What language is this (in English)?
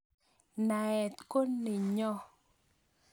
Kalenjin